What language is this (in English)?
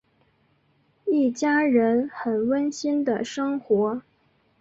Chinese